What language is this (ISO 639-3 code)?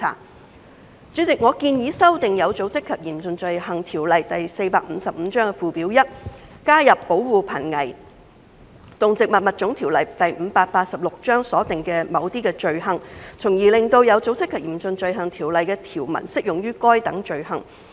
yue